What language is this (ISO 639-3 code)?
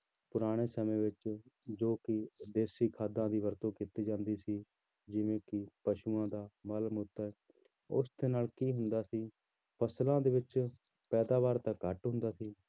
pan